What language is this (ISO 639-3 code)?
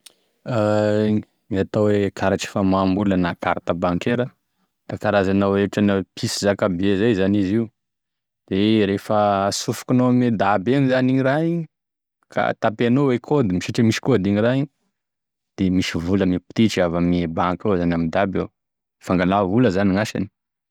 tkg